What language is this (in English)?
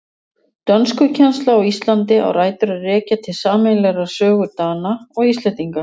Icelandic